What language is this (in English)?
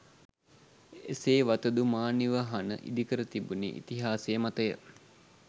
Sinhala